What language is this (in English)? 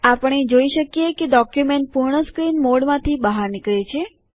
Gujarati